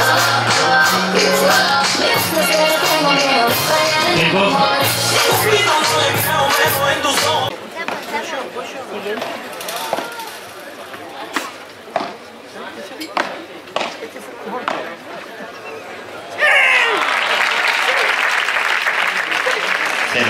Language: Spanish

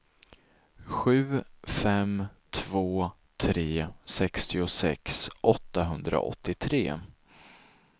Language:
Swedish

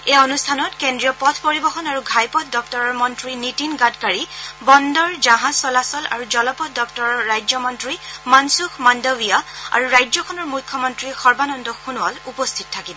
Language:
Assamese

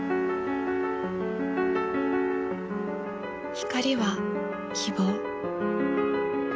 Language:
Japanese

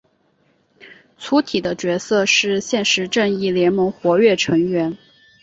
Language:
Chinese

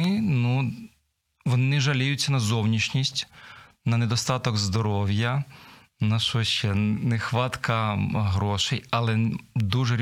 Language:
Ukrainian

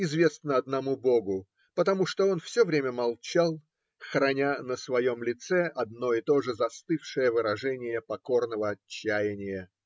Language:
Russian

